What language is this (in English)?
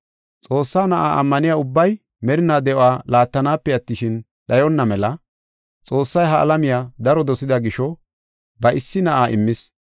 Gofa